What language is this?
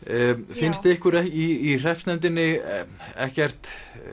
Icelandic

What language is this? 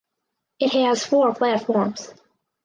English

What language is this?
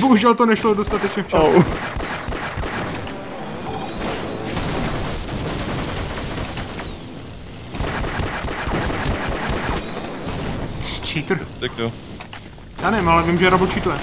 Czech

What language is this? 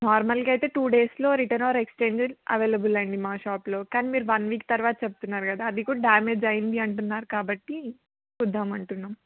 Telugu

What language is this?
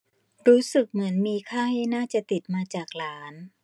Thai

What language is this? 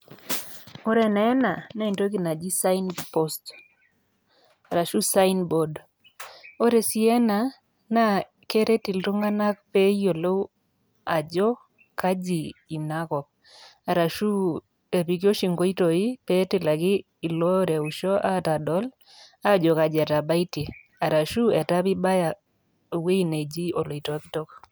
Masai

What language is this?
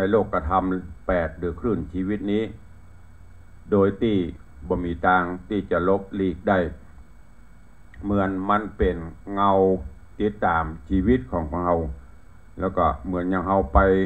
Thai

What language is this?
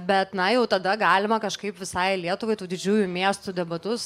Lithuanian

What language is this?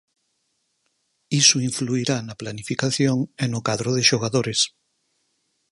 Galician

